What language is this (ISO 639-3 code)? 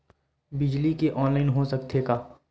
hne